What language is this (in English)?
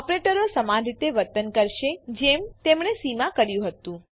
Gujarati